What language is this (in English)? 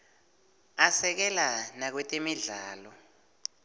Swati